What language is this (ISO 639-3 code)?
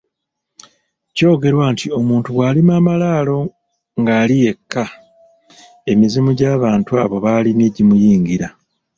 lug